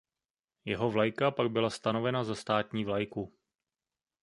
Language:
Czech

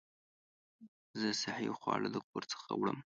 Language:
Pashto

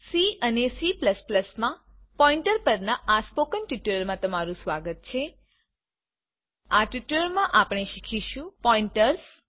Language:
Gujarati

